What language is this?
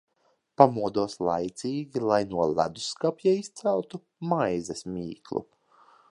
Latvian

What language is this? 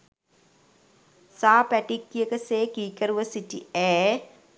Sinhala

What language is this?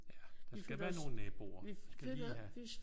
Danish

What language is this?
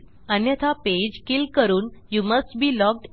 Marathi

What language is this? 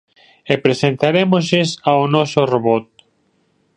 Galician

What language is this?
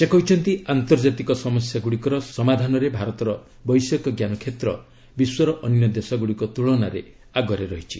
Odia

